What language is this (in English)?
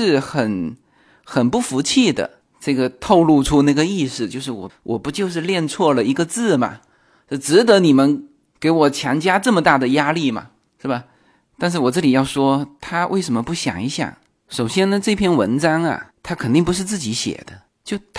Chinese